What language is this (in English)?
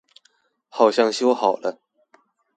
Chinese